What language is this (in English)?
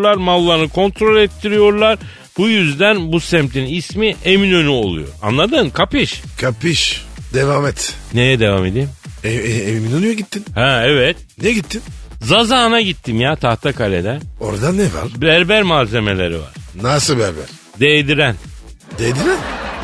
Turkish